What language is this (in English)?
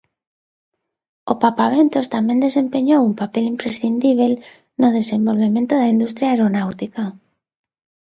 Galician